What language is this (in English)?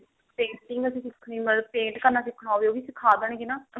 Punjabi